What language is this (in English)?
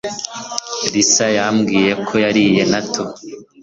Kinyarwanda